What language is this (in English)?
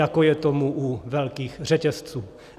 Czech